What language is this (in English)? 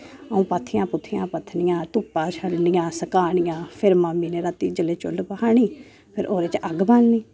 Dogri